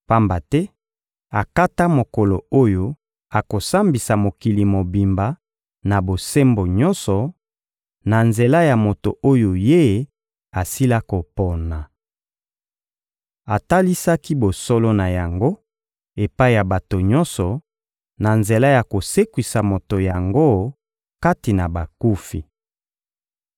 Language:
Lingala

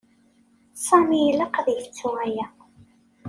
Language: Kabyle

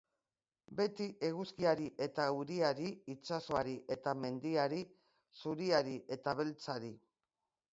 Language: Basque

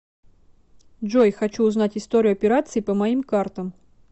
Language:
Russian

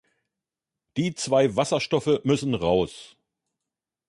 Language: German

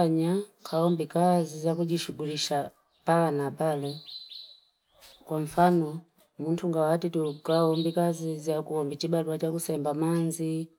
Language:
Fipa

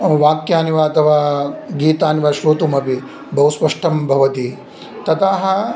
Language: Sanskrit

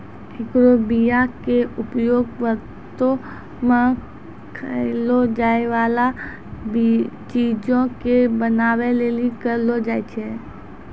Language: Maithili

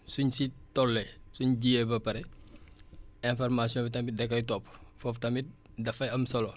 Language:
Wolof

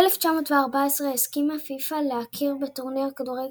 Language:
Hebrew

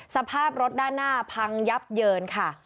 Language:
Thai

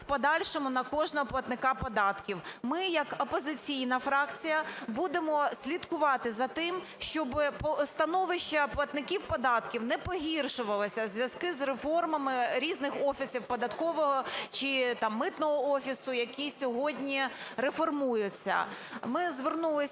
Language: Ukrainian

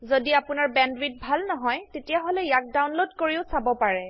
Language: Assamese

